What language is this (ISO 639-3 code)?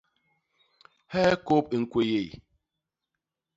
bas